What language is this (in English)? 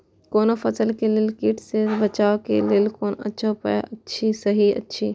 Maithili